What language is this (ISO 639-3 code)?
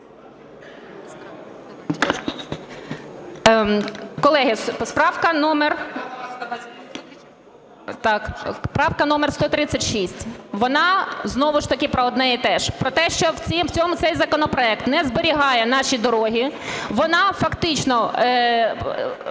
ukr